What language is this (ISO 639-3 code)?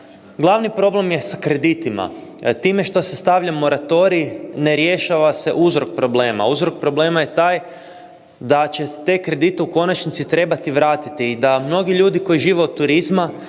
hrv